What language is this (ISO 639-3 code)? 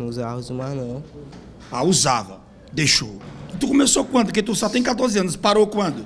por